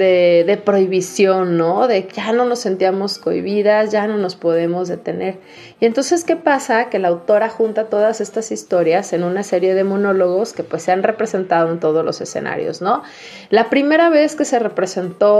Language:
Spanish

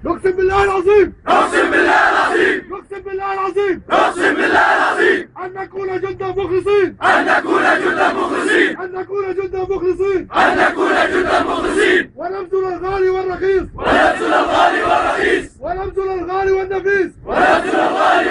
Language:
Arabic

